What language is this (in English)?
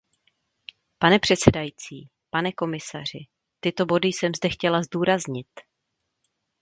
Czech